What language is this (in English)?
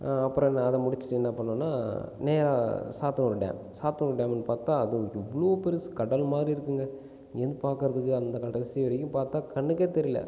Tamil